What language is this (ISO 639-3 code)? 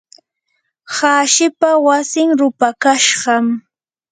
qur